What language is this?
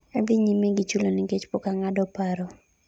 Luo (Kenya and Tanzania)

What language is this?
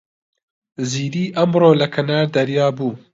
Central Kurdish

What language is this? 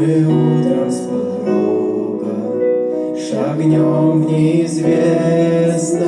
Russian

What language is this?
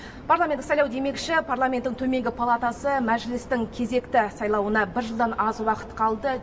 Kazakh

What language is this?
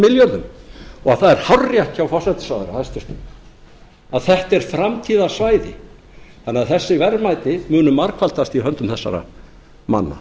Icelandic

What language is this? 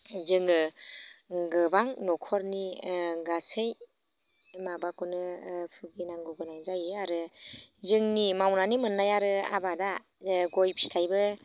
Bodo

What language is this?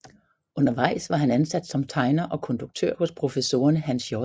Danish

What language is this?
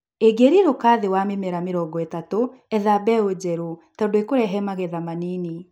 Kikuyu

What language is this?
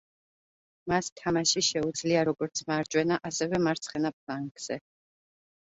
Georgian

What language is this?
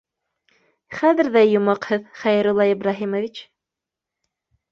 Bashkir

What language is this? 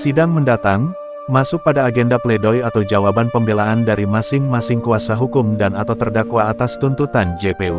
Indonesian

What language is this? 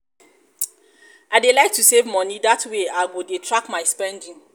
Nigerian Pidgin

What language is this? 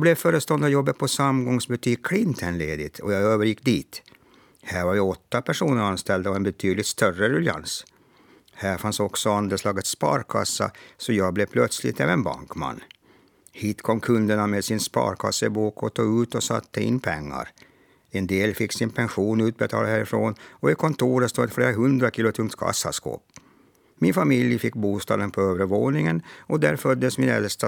Swedish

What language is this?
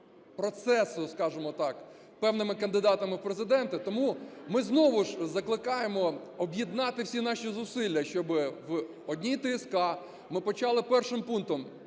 Ukrainian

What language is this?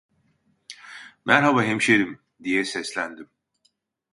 Turkish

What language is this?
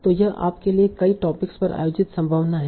Hindi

